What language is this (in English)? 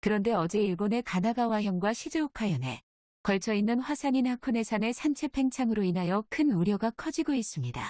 Korean